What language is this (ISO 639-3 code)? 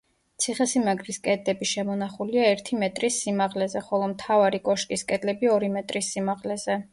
kat